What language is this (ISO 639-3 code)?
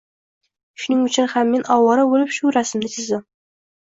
uzb